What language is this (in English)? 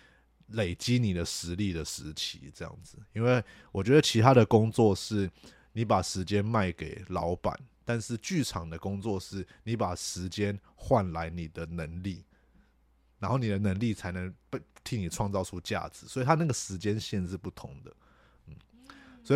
Chinese